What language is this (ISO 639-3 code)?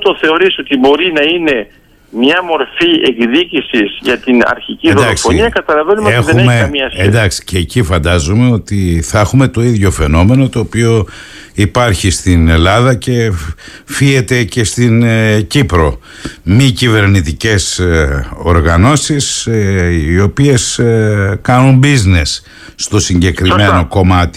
ell